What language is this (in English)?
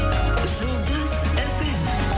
Kazakh